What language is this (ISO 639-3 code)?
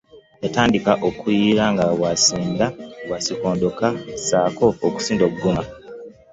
lug